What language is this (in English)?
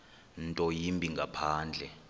Xhosa